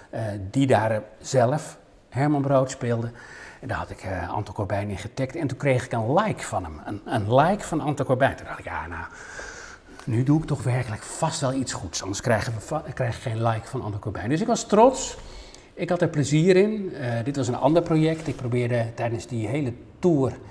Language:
Dutch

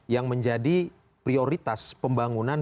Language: Indonesian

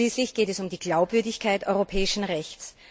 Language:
German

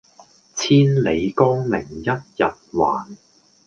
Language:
Cantonese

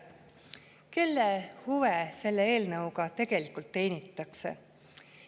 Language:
Estonian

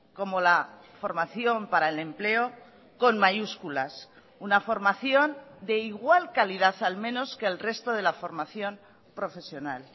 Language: Spanish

